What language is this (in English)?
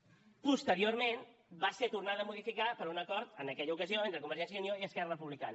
Catalan